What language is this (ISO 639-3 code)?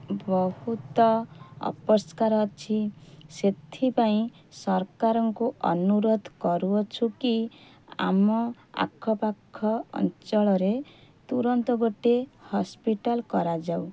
ori